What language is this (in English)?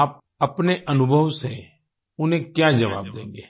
Hindi